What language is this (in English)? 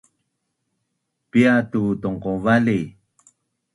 Bunun